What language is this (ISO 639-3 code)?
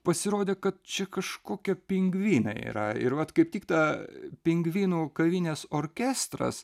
lit